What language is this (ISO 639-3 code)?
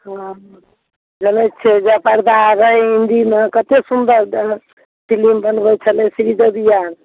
mai